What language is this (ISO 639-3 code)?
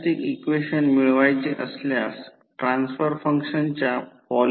mar